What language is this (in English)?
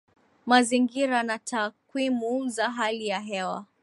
Swahili